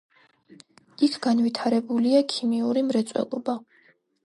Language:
Georgian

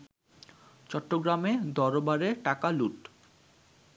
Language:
Bangla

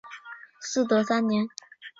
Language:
Chinese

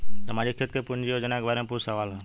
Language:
Bhojpuri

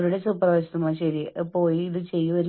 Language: Malayalam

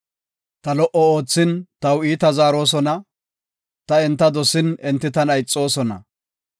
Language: Gofa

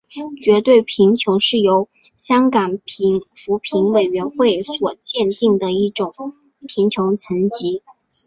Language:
Chinese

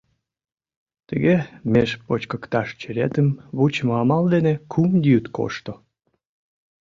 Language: Mari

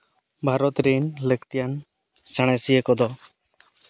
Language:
Santali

